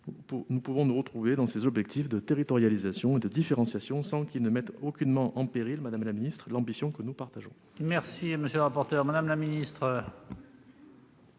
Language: French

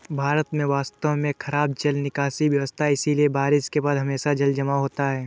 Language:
Hindi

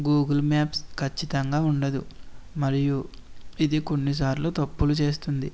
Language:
Telugu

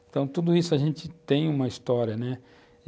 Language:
Portuguese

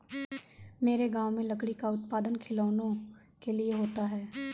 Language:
Hindi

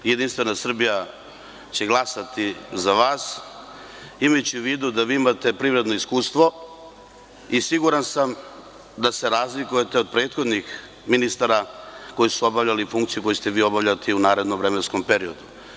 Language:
Serbian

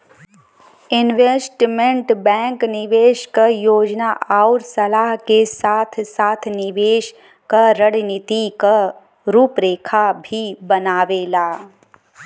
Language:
Bhojpuri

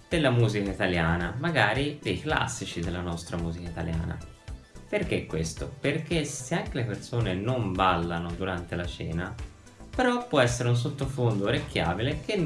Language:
Italian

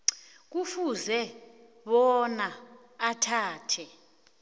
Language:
South Ndebele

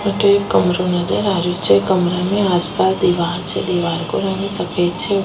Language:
Rajasthani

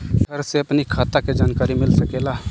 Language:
Bhojpuri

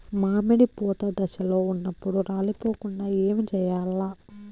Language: Telugu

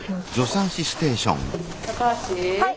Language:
Japanese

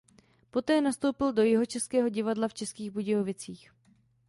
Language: Czech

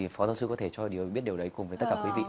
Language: Vietnamese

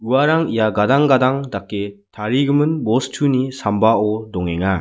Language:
Garo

